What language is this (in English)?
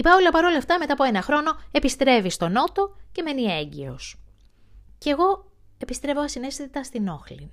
Greek